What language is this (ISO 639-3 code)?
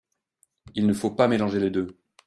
fra